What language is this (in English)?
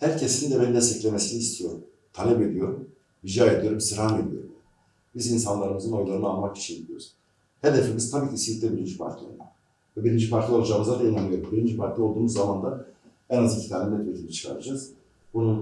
Turkish